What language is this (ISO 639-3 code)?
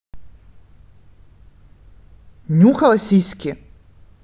rus